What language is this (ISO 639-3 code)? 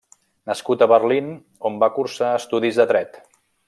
cat